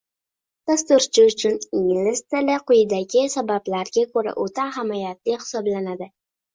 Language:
Uzbek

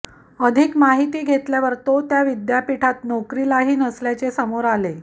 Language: Marathi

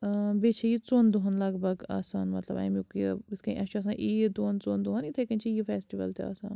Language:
Kashmiri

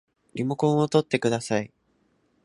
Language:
Japanese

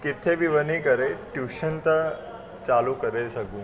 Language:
Sindhi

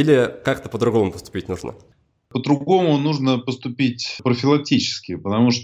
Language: Russian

